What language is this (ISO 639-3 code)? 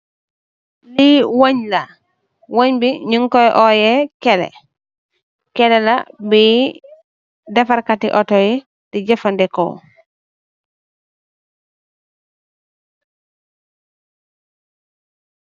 wol